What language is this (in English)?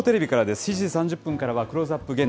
Japanese